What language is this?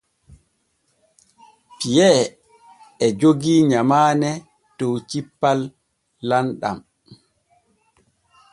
Borgu Fulfulde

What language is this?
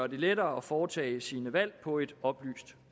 Danish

